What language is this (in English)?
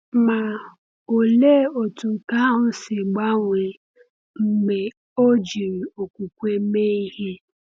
Igbo